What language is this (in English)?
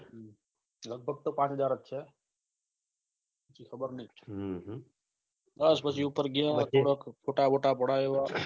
Gujarati